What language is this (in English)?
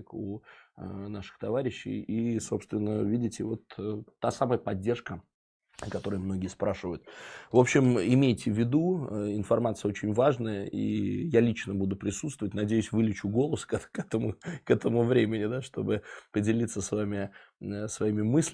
Russian